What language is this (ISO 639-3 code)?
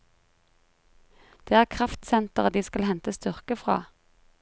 nor